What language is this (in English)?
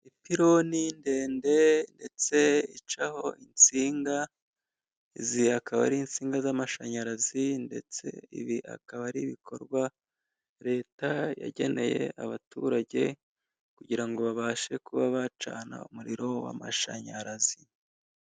Kinyarwanda